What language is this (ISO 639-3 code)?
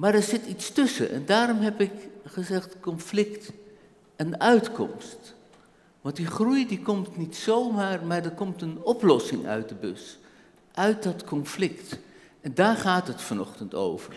nld